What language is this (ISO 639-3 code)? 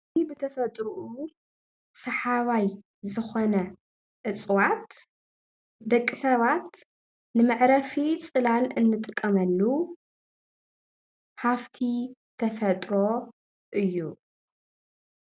tir